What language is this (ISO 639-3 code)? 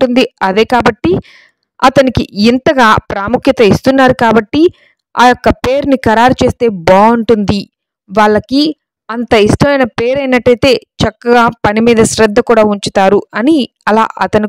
tel